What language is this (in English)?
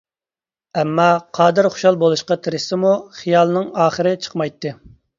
Uyghur